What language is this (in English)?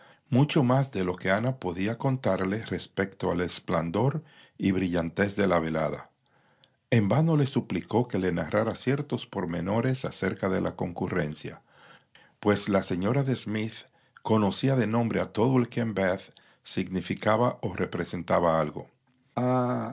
Spanish